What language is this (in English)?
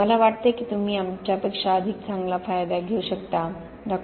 Marathi